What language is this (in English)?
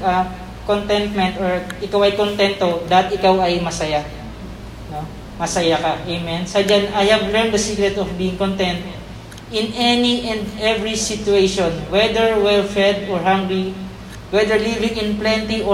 Filipino